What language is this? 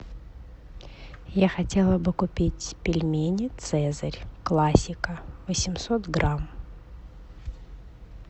Russian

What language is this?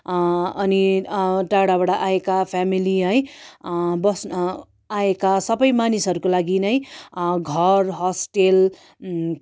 Nepali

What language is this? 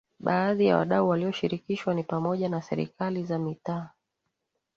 Swahili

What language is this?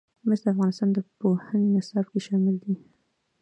Pashto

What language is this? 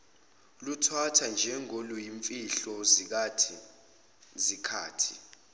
Zulu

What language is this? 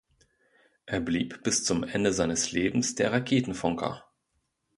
German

